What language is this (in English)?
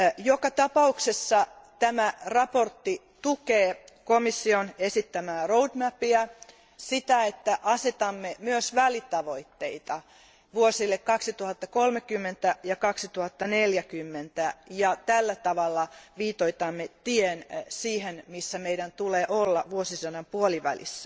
Finnish